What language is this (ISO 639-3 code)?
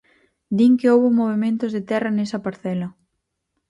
glg